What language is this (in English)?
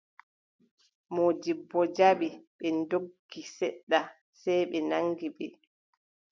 Adamawa Fulfulde